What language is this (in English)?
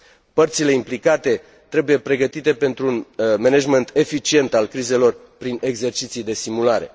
Romanian